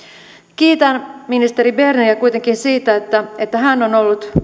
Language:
Finnish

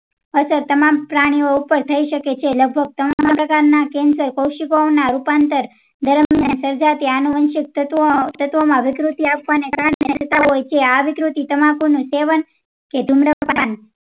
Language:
Gujarati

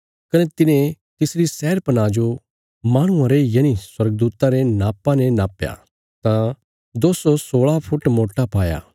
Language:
Bilaspuri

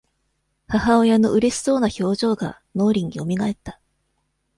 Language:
Japanese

